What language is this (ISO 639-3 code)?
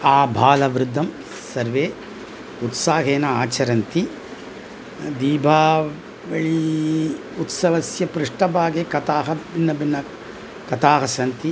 san